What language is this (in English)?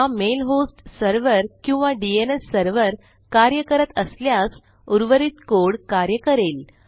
Marathi